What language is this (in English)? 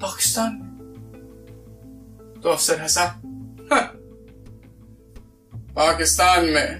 Hindi